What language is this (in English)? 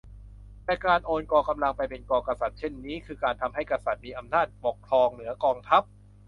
Thai